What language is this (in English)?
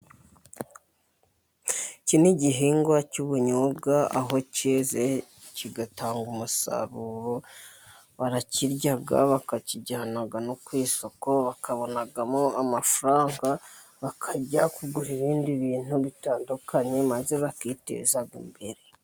Kinyarwanda